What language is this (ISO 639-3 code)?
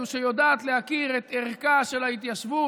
heb